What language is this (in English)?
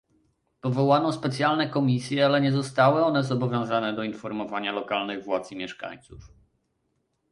Polish